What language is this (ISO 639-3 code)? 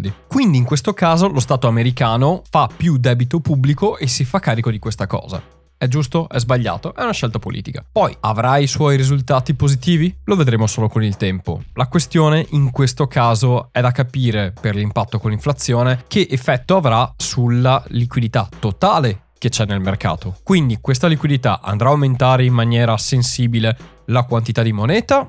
ita